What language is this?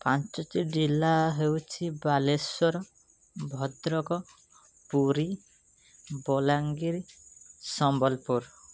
Odia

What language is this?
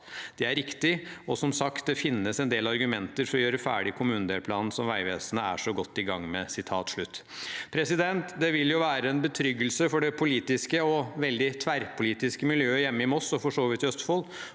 Norwegian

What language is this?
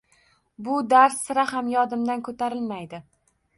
Uzbek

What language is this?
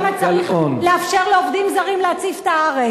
Hebrew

